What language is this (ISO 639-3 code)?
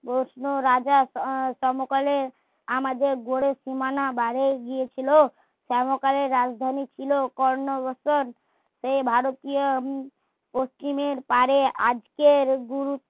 ben